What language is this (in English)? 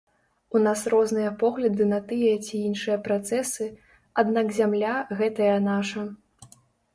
Belarusian